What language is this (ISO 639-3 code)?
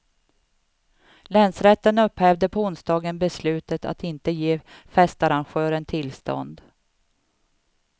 swe